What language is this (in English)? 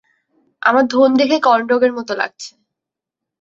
Bangla